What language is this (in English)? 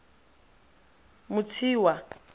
Tswana